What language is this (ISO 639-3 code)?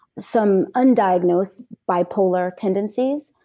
eng